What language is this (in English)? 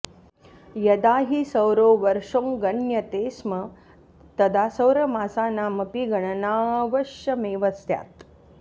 Sanskrit